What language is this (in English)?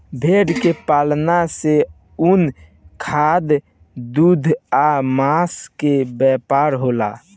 Bhojpuri